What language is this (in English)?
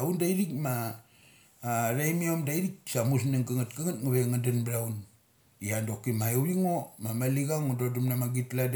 Mali